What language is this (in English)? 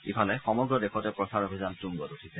Assamese